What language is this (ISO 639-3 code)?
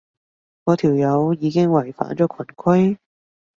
yue